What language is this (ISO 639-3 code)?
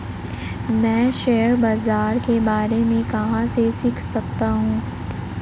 hin